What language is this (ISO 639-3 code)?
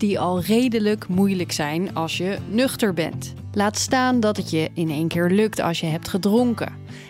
nld